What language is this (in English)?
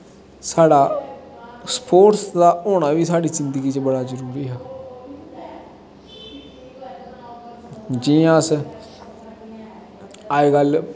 Dogri